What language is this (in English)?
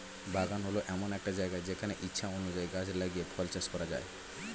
Bangla